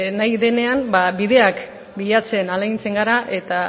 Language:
Basque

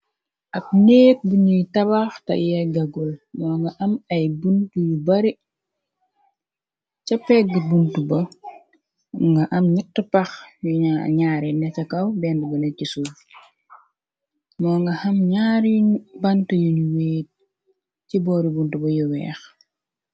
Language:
Wolof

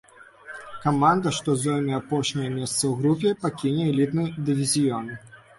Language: Belarusian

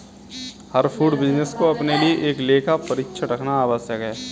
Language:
Hindi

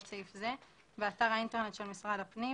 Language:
Hebrew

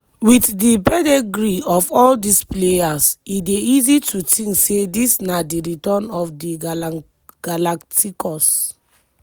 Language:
Nigerian Pidgin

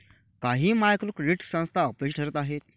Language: Marathi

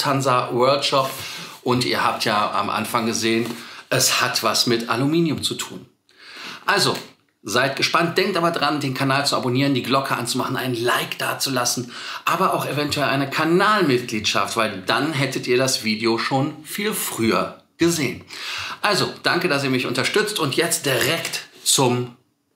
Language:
German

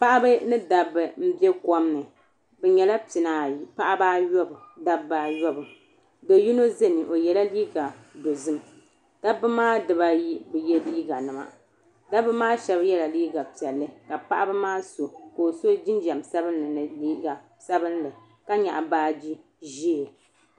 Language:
Dagbani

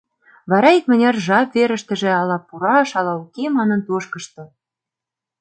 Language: Mari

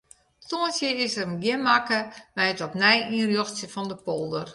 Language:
Western Frisian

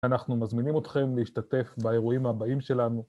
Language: Hebrew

